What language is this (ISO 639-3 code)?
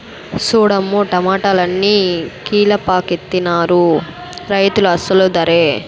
tel